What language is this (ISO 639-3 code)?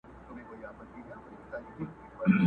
pus